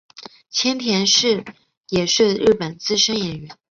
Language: Chinese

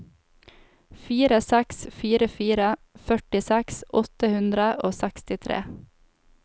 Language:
Norwegian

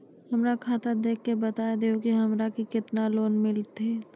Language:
Maithili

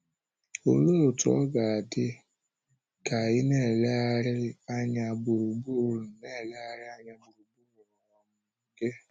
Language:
Igbo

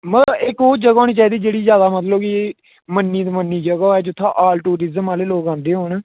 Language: Dogri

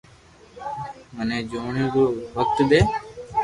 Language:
Loarki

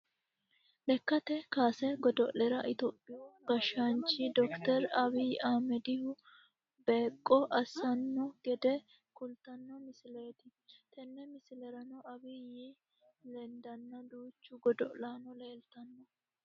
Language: Sidamo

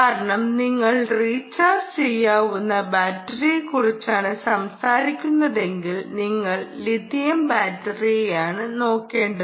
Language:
Malayalam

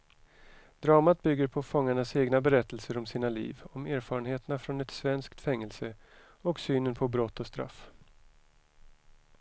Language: Swedish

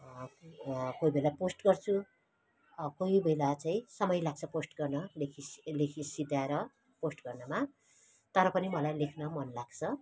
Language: Nepali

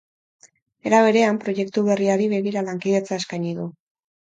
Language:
Basque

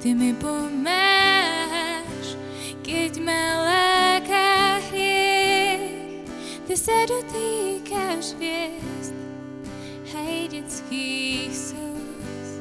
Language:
Czech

